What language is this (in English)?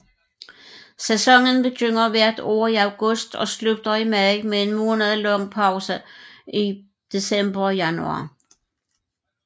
Danish